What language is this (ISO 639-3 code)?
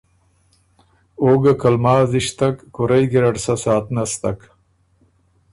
oru